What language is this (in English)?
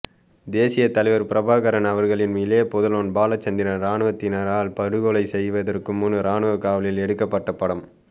Tamil